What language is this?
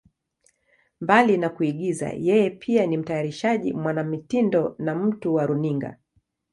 Swahili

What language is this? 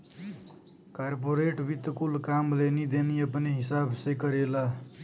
Bhojpuri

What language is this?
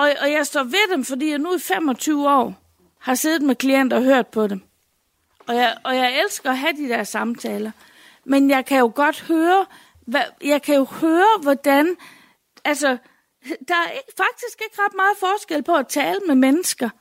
Danish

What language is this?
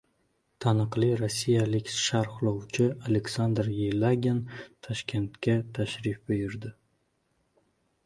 Uzbek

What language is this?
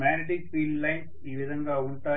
Telugu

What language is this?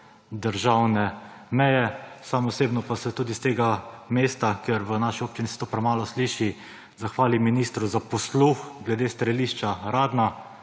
Slovenian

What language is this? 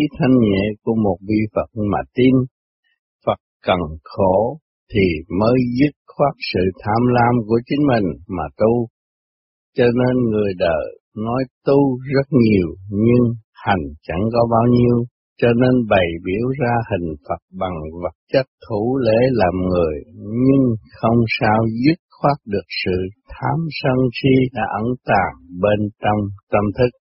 Vietnamese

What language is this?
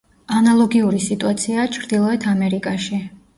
Georgian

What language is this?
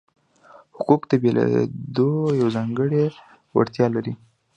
Pashto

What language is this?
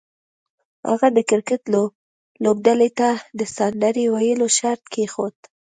Pashto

